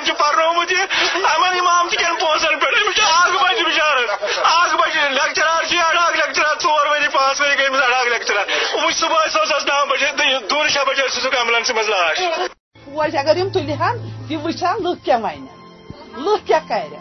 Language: Urdu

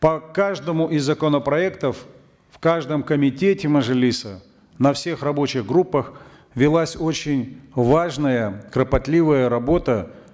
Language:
Kazakh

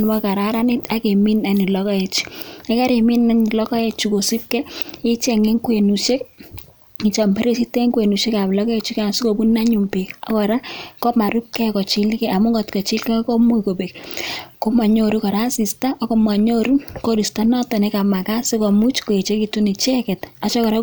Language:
Kalenjin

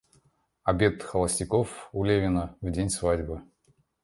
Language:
Russian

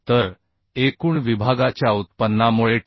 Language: Marathi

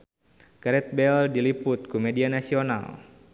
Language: Sundanese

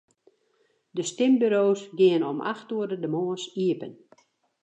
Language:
Western Frisian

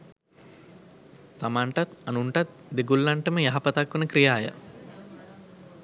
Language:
Sinhala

